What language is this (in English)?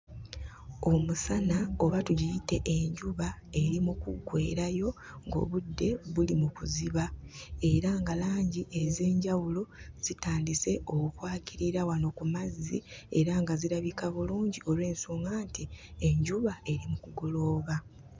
Ganda